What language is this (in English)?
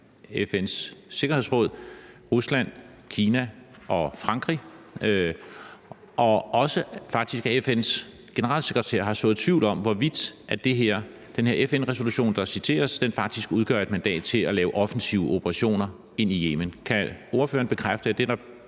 Danish